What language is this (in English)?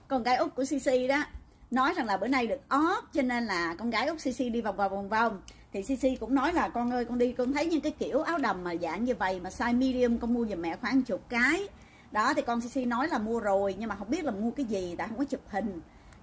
Vietnamese